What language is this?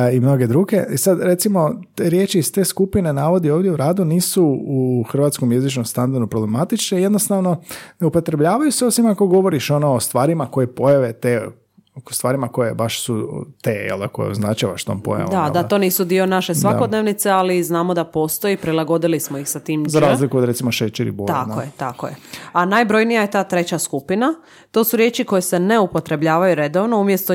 Croatian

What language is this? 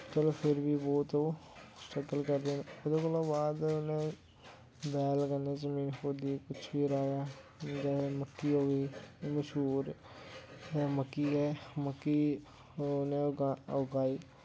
Dogri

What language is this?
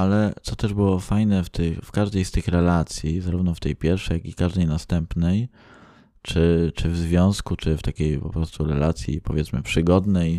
Polish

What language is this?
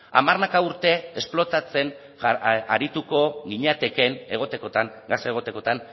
Basque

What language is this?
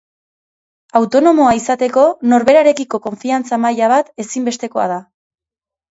Basque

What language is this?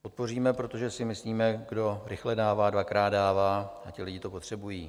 Czech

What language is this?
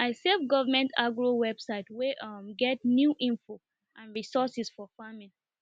Nigerian Pidgin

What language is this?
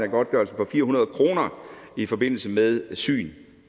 Danish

